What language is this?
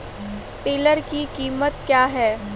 Hindi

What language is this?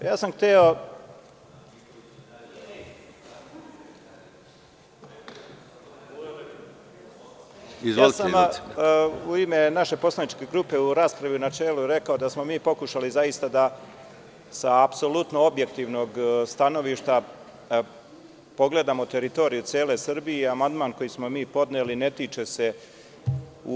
Serbian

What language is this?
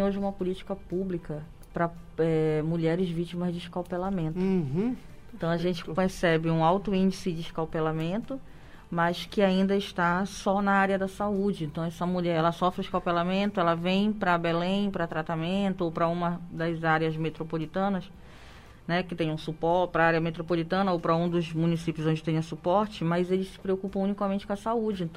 Portuguese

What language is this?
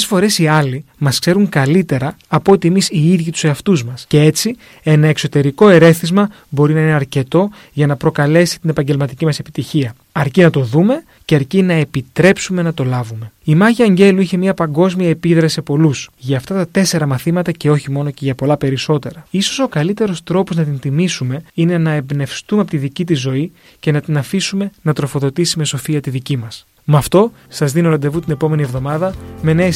Greek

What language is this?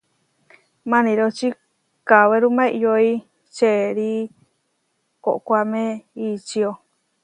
Huarijio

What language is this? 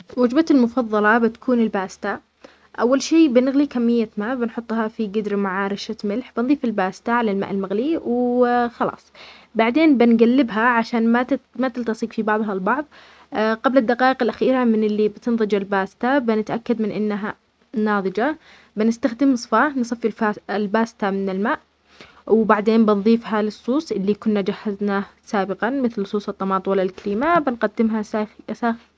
Omani Arabic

